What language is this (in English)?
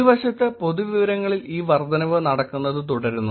Malayalam